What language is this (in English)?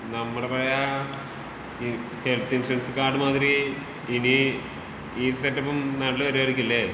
Malayalam